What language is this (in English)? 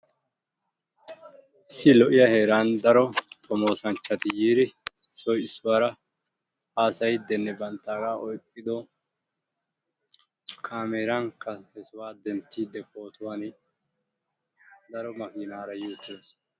Wolaytta